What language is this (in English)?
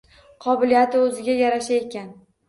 Uzbek